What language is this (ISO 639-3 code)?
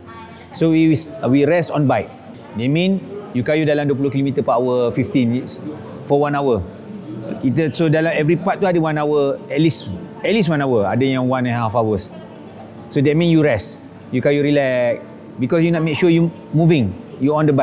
msa